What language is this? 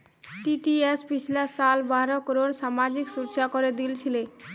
Magahi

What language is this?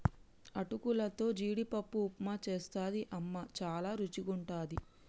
Telugu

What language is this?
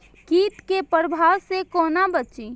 Maithili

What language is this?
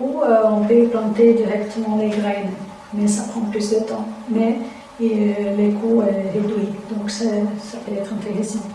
French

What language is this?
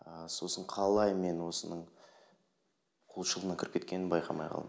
Kazakh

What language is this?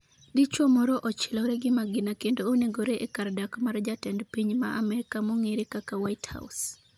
Luo (Kenya and Tanzania)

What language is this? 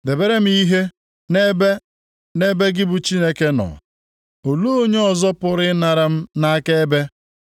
Igbo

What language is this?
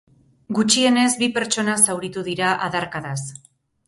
Basque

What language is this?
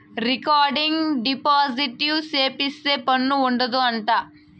Telugu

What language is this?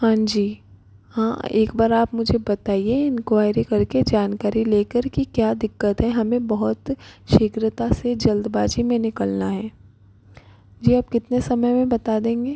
Hindi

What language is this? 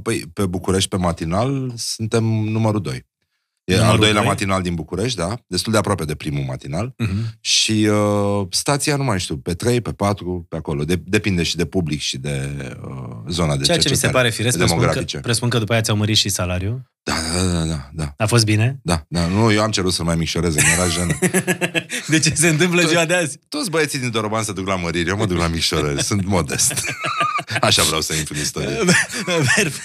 Romanian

